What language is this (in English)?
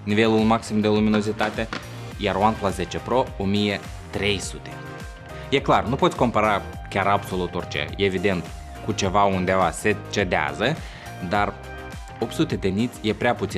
Romanian